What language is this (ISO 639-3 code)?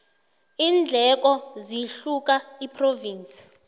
nbl